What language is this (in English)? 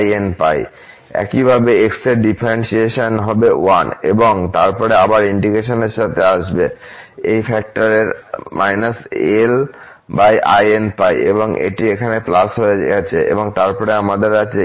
Bangla